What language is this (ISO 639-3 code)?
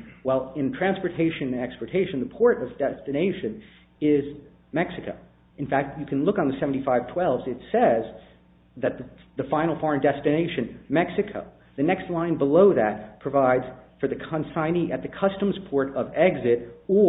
eng